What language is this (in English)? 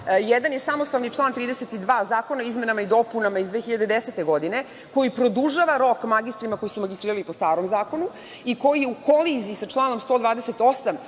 Serbian